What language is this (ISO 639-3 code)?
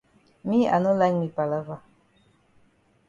wes